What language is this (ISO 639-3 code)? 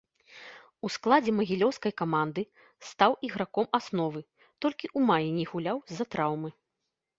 bel